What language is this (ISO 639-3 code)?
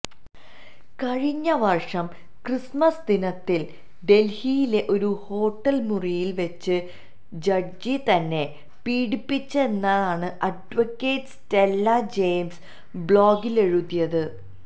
mal